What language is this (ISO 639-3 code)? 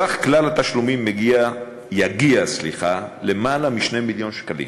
heb